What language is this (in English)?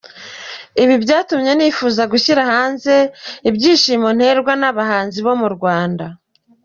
Kinyarwanda